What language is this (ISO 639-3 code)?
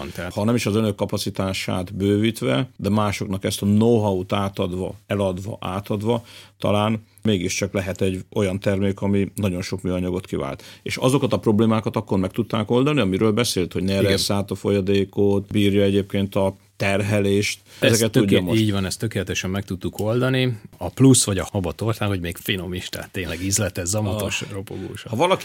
hun